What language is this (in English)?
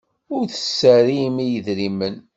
Kabyle